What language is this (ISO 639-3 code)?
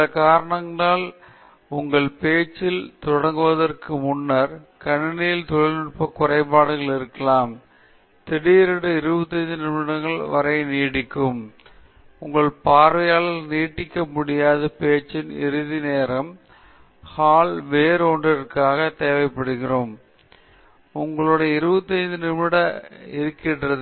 tam